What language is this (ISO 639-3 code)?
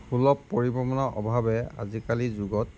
asm